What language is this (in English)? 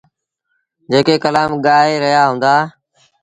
Sindhi Bhil